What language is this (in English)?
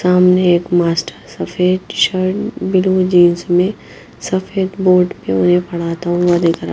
Hindi